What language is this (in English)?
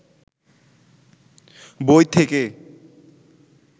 Bangla